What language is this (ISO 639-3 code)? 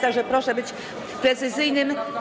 pol